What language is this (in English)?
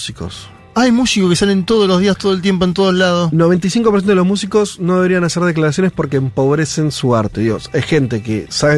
Spanish